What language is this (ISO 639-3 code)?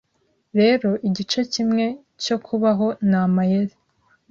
kin